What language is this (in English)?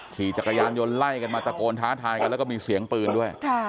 Thai